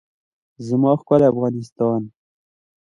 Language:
Pashto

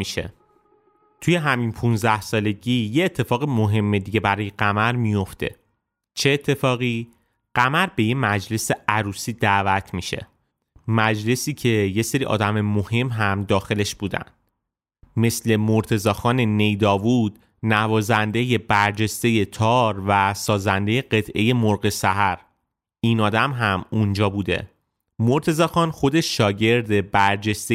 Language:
Persian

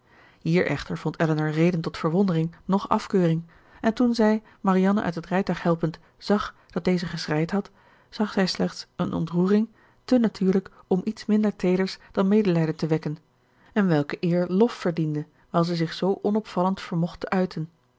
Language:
Dutch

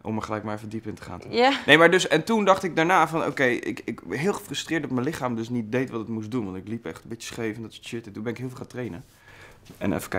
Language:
Dutch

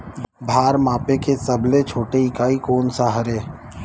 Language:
Chhattisgarhi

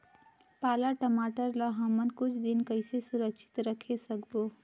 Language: Chhattisgarhi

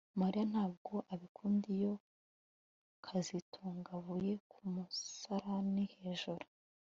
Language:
Kinyarwanda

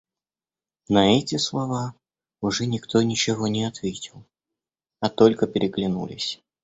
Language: Russian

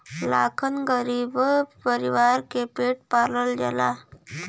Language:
Bhojpuri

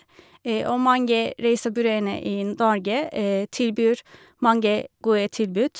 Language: Norwegian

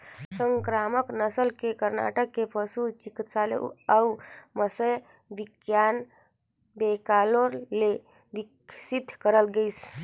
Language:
Chhattisgarhi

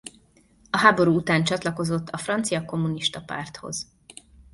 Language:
Hungarian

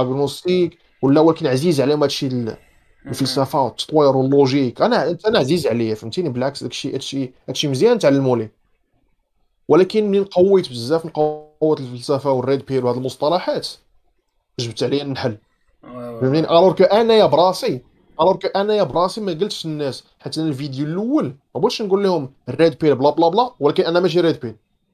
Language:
Arabic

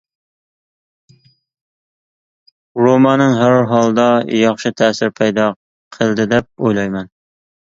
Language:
Uyghur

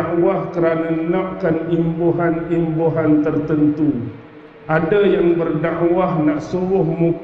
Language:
Malay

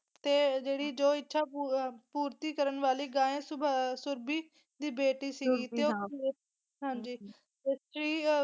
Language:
Punjabi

